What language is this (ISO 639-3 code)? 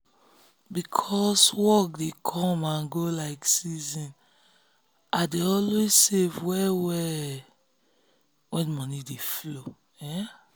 pcm